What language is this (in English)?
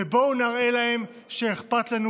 Hebrew